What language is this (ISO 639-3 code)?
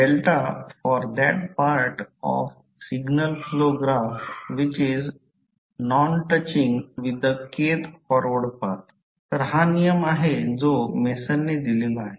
mar